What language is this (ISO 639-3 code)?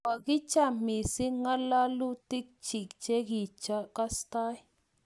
kln